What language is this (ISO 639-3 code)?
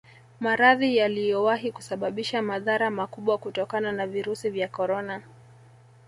swa